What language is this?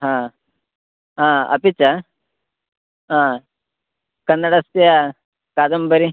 Sanskrit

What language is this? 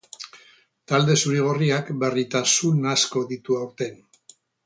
Basque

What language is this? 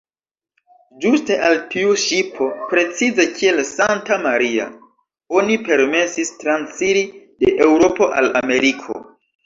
Esperanto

